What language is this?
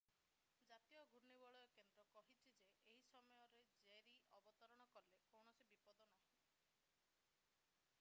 Odia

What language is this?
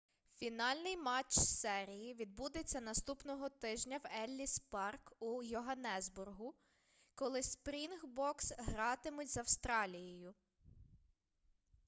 Ukrainian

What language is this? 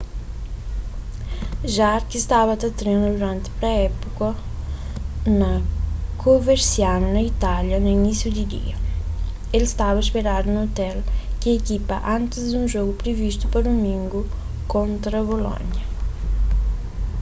Kabuverdianu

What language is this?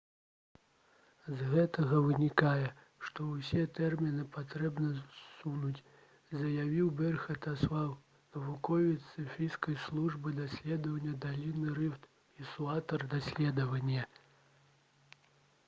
Belarusian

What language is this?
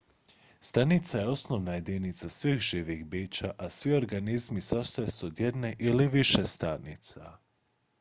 Croatian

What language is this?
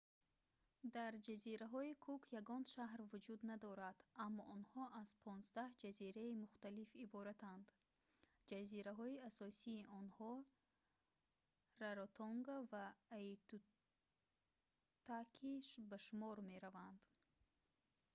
Tajik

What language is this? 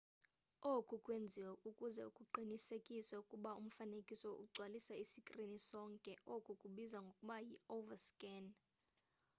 Xhosa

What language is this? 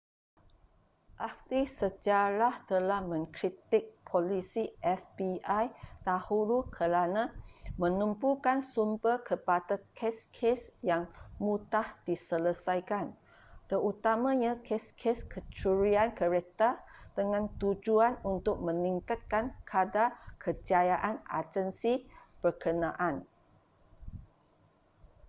Malay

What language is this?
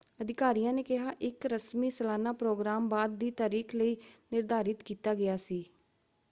Punjabi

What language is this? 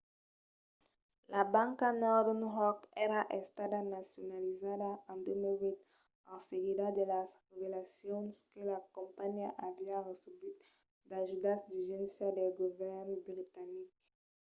Occitan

